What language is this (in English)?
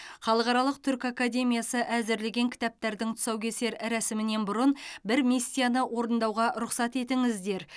Kazakh